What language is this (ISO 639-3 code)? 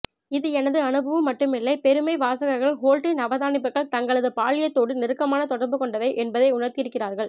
tam